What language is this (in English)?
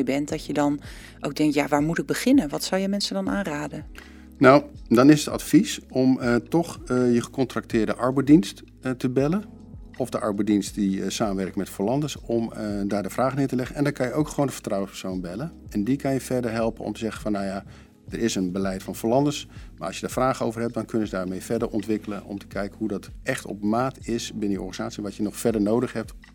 Dutch